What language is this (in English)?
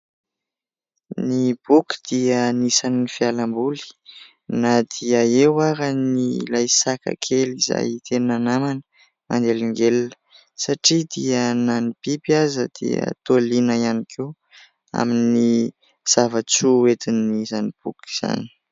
Malagasy